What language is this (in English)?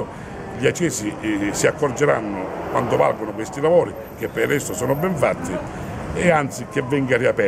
Italian